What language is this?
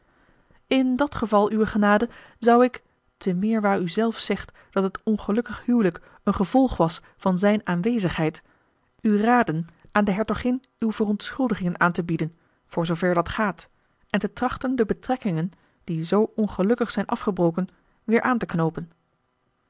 Dutch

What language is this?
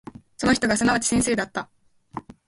Japanese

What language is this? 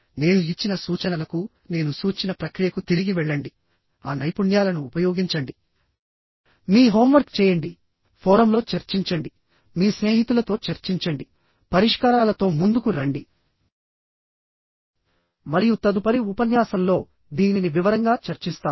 Telugu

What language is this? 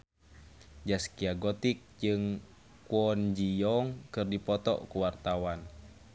Sundanese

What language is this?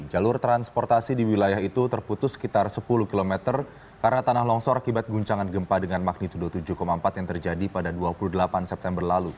Indonesian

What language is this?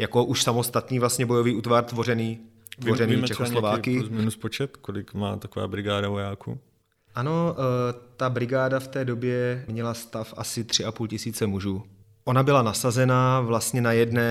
Czech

